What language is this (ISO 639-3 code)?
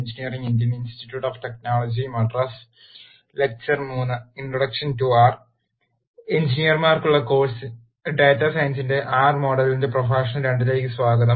mal